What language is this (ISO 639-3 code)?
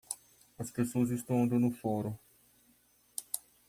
por